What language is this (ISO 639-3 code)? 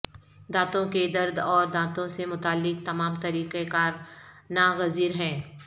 urd